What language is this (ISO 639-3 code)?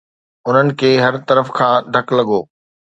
snd